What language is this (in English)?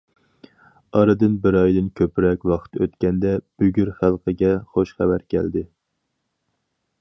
Uyghur